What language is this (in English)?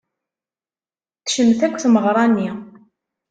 Kabyle